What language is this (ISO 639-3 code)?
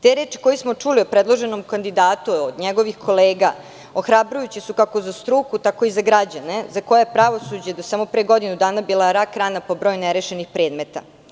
srp